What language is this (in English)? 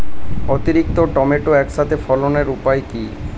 Bangla